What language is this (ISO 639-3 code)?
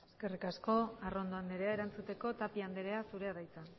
eus